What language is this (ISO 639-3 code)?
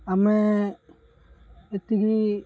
ori